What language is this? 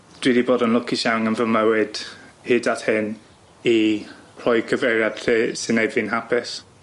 Welsh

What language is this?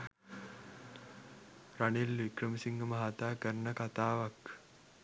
Sinhala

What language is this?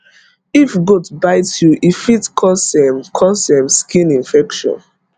Nigerian Pidgin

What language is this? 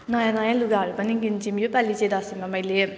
Nepali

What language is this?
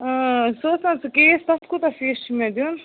Kashmiri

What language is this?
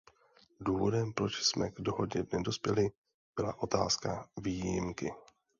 Czech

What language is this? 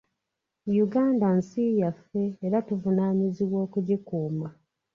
Ganda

